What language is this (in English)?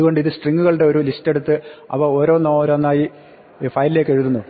Malayalam